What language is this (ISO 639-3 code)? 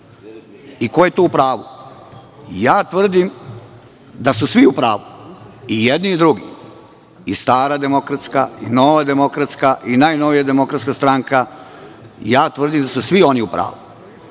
srp